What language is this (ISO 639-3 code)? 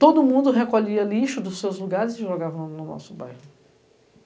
por